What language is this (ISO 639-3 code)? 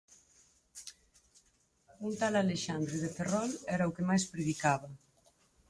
glg